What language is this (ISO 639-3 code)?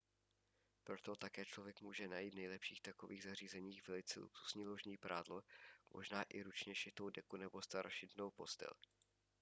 ces